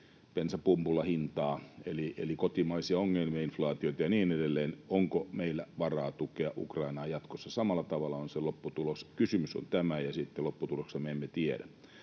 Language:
Finnish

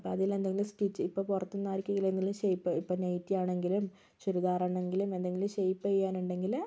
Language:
Malayalam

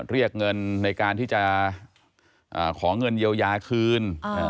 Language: Thai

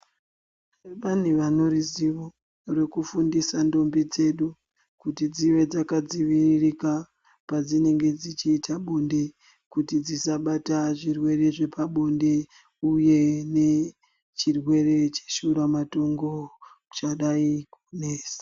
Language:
Ndau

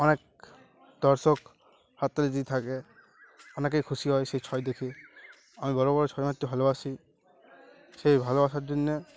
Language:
Bangla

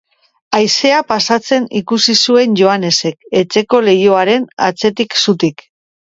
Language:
Basque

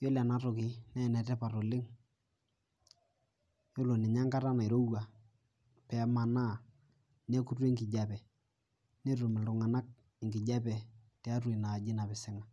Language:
Masai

